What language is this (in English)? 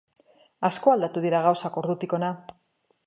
Basque